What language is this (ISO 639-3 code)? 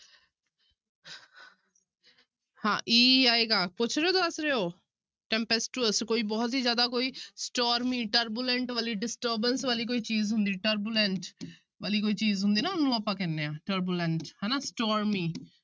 pan